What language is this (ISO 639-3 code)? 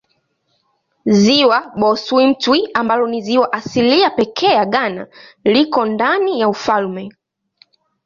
swa